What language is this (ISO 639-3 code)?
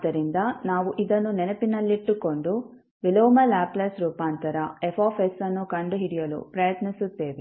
kan